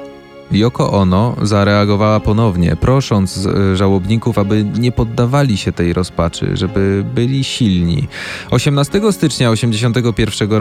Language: Polish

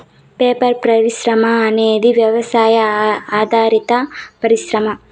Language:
Telugu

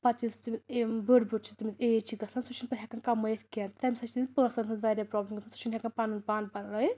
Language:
Kashmiri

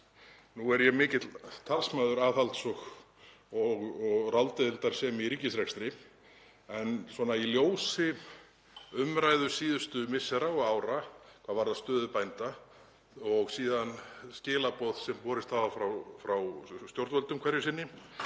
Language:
Icelandic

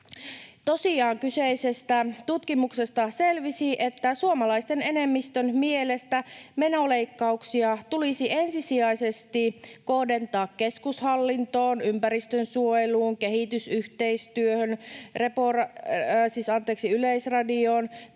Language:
Finnish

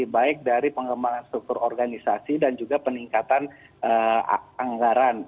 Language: Indonesian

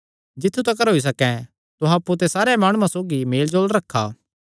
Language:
Kangri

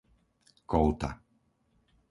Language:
Slovak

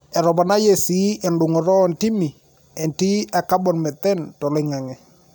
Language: Masai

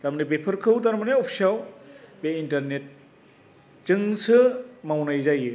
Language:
Bodo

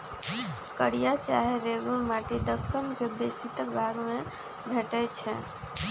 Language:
Magahi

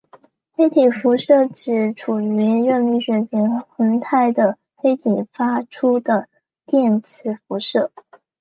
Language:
Chinese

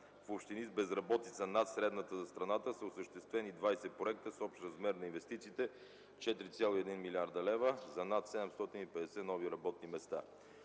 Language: Bulgarian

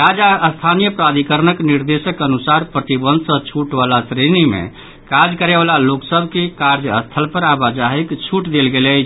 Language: Maithili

